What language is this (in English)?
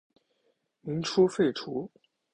Chinese